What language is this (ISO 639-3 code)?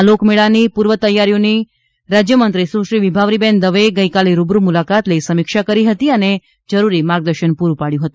guj